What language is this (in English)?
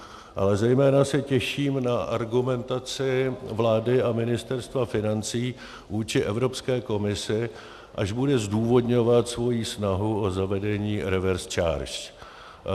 Czech